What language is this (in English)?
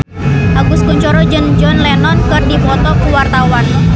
Sundanese